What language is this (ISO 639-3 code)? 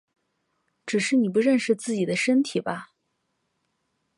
zho